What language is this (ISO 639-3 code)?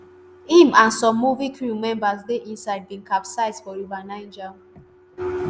pcm